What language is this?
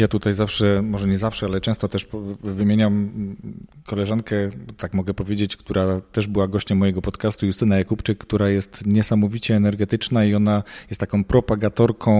Polish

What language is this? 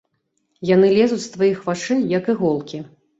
Belarusian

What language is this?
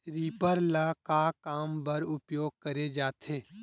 Chhattisgarhi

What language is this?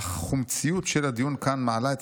Hebrew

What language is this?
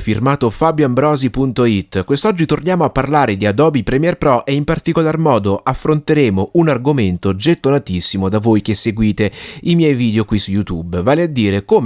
Italian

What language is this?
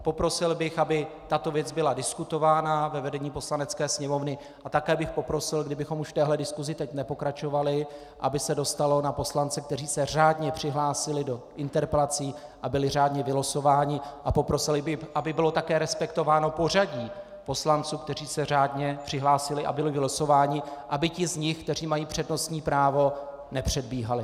Czech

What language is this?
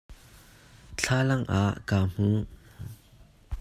Hakha Chin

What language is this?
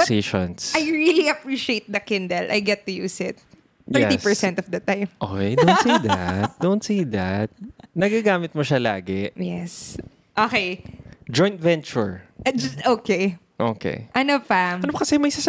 Filipino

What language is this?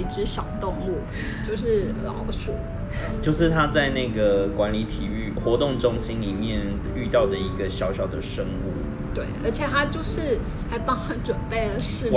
Chinese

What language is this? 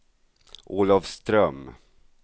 Swedish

